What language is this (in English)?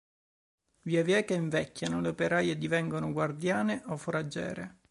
Italian